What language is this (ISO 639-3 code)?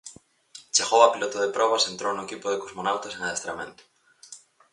glg